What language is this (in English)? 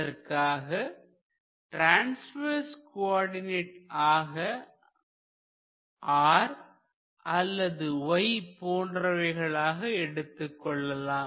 Tamil